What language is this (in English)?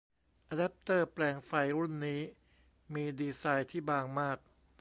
Thai